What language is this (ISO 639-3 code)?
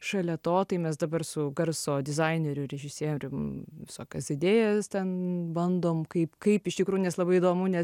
lit